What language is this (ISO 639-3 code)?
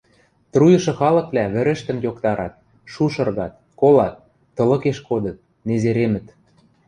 mrj